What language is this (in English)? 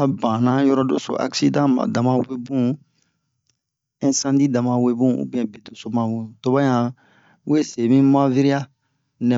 Bomu